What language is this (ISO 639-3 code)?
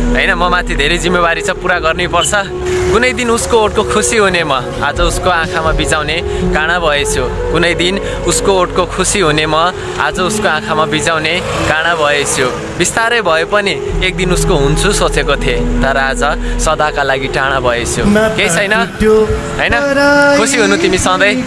nep